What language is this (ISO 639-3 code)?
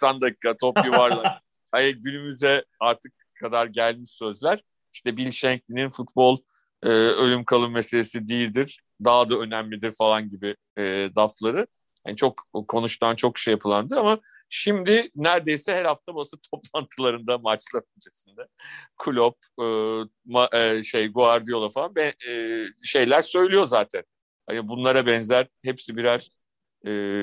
tur